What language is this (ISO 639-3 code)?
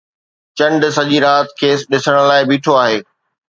snd